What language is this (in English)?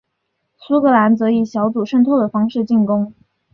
Chinese